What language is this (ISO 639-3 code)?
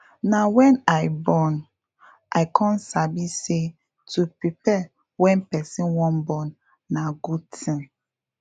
pcm